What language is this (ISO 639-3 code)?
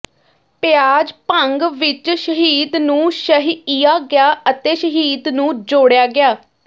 pan